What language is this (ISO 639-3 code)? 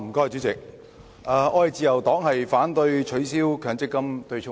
yue